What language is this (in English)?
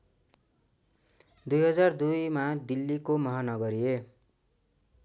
Nepali